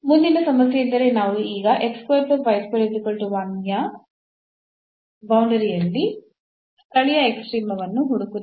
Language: Kannada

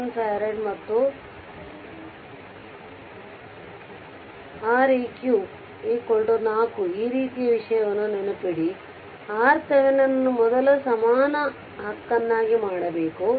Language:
Kannada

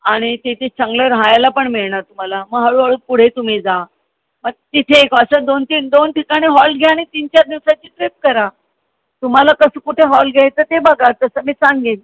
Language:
Marathi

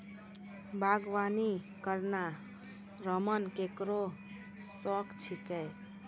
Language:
Maithili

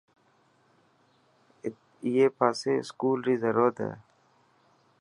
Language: Dhatki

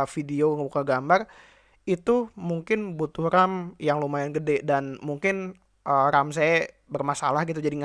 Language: Indonesian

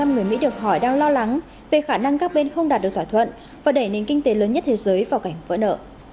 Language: Vietnamese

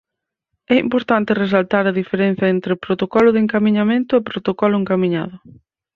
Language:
Galician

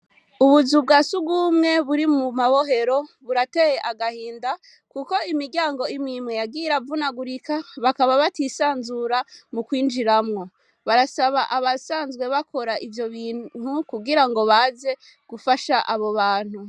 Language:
Rundi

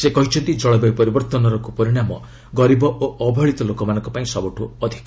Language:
Odia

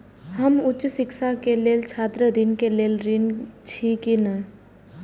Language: Maithili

